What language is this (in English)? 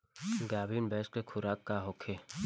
Bhojpuri